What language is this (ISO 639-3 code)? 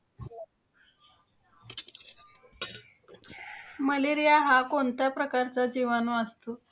mar